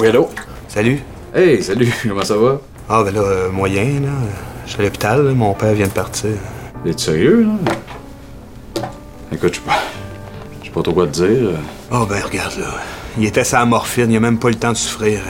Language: French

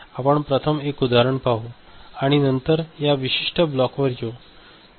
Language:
Marathi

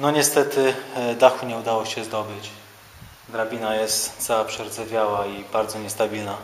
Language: Polish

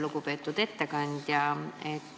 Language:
Estonian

